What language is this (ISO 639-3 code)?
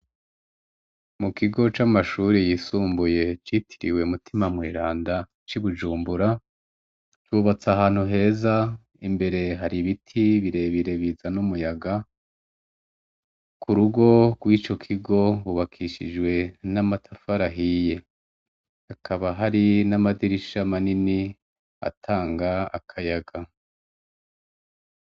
run